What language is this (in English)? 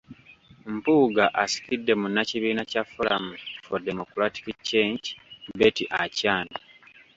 Ganda